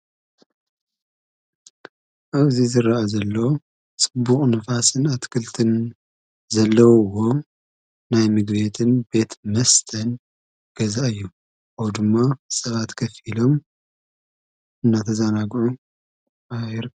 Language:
Tigrinya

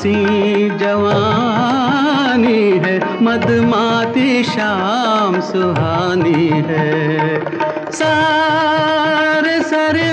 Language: Tamil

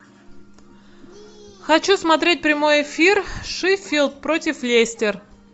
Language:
Russian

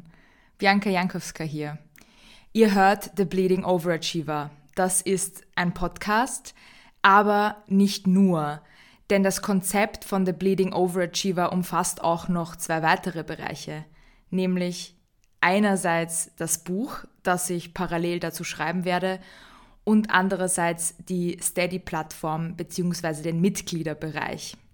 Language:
German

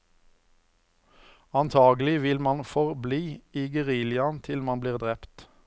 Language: Norwegian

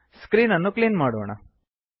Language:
Kannada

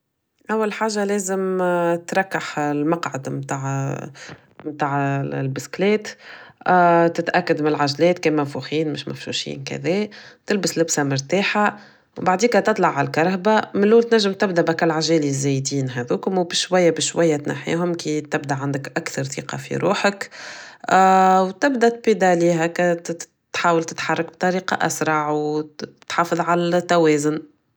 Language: Tunisian Arabic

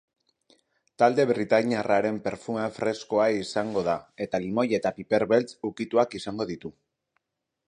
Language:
Basque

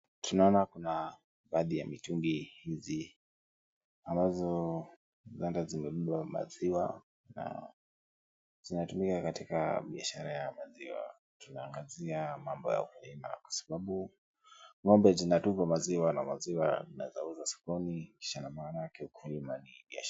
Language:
Swahili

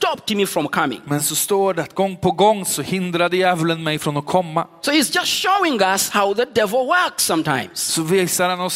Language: Swedish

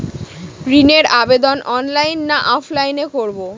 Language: Bangla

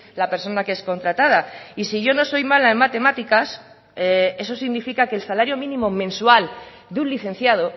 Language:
Spanish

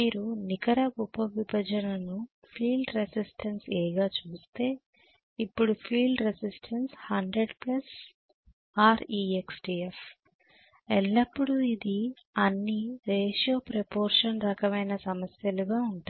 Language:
Telugu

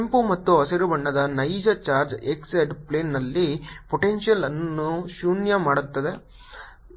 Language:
Kannada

